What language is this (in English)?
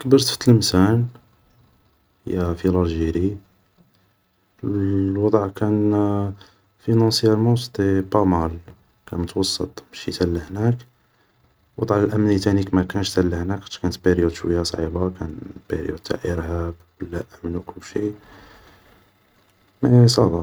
Algerian Arabic